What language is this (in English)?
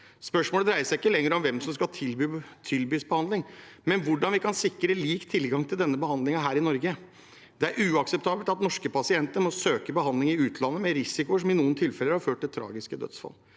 Norwegian